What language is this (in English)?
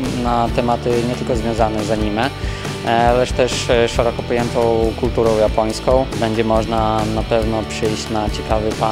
Polish